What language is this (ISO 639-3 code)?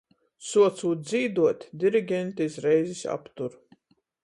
ltg